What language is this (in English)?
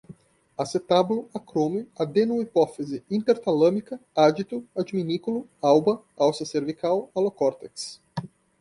Portuguese